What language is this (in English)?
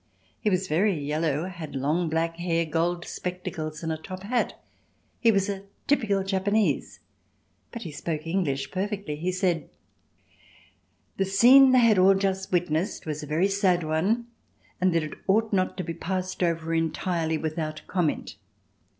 English